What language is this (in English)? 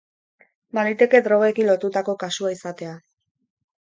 Basque